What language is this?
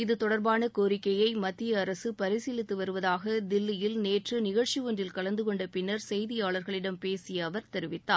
Tamil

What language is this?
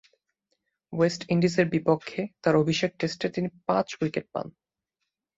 Bangla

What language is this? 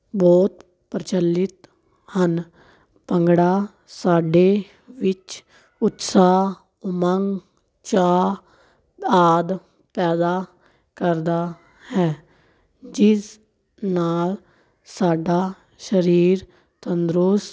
Punjabi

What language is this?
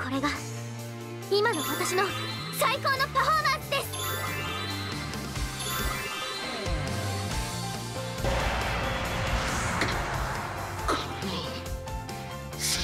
Japanese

